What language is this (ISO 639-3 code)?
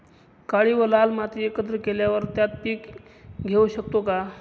mar